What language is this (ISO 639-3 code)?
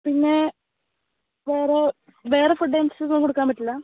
mal